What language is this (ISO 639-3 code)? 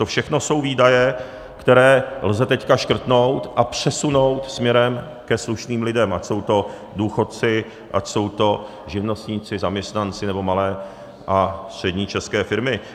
ces